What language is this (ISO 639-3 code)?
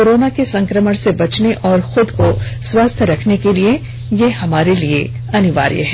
hin